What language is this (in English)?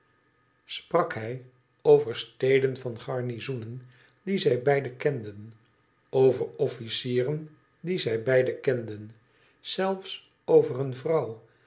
Dutch